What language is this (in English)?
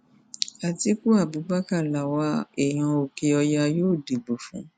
Yoruba